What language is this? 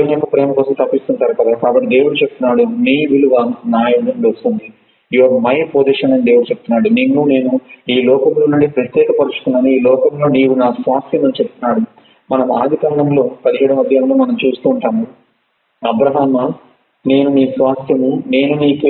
Telugu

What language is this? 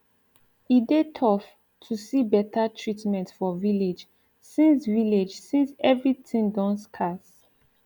Nigerian Pidgin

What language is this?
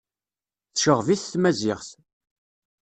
Kabyle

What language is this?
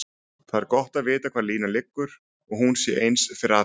Icelandic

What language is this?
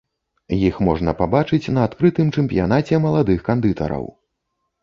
Belarusian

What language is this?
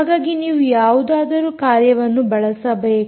Kannada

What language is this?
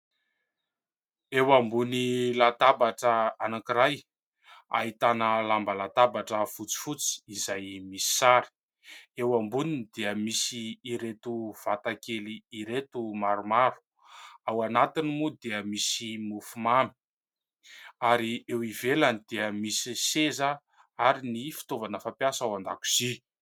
Malagasy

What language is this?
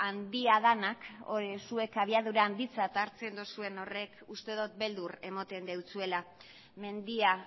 Basque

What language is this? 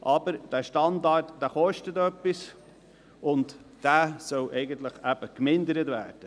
Swiss German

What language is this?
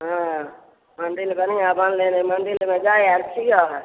Maithili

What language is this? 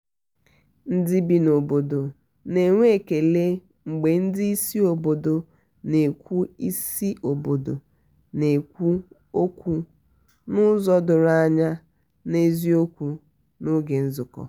Igbo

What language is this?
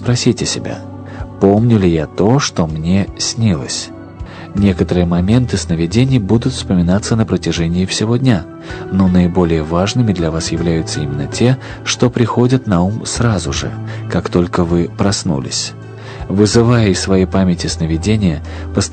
Russian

